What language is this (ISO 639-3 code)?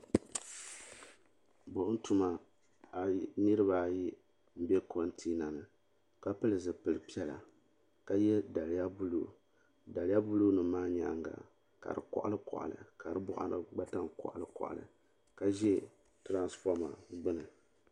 dag